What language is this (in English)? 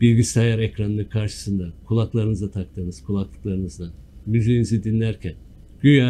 Turkish